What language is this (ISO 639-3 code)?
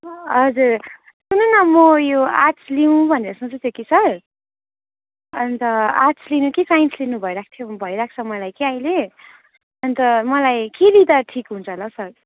nep